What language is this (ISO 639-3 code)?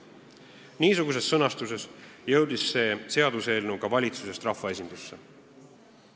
est